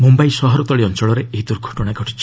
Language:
Odia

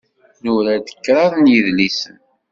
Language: Kabyle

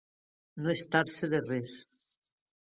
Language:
Catalan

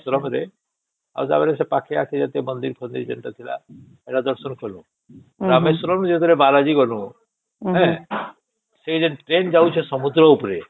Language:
Odia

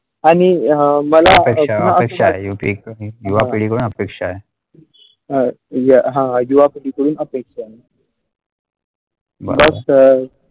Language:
Marathi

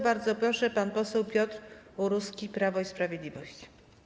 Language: Polish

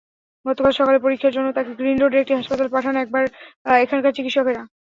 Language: Bangla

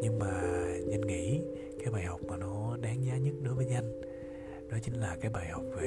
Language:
Vietnamese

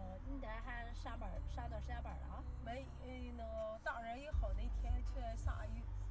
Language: Chinese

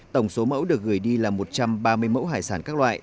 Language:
Vietnamese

